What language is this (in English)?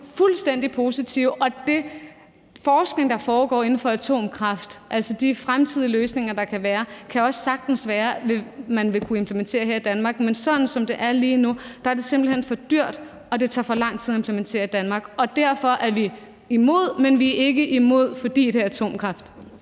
Danish